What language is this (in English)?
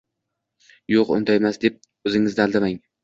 Uzbek